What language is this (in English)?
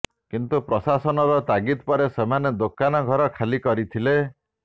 Odia